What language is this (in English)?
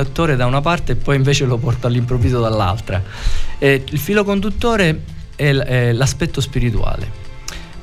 Italian